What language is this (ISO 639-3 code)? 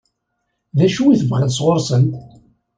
kab